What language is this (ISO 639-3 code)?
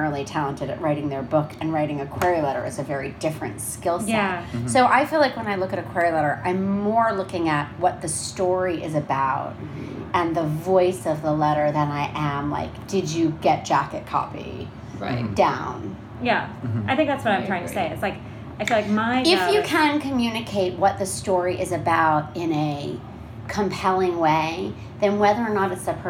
eng